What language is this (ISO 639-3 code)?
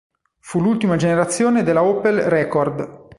ita